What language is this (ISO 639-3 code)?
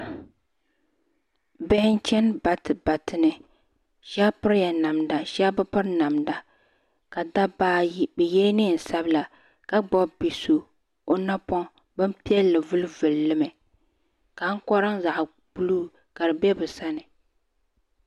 dag